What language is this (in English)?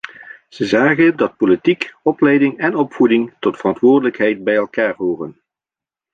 Dutch